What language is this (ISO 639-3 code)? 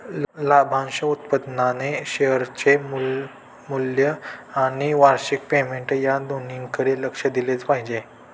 mar